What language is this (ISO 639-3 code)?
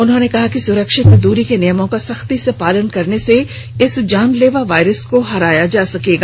hin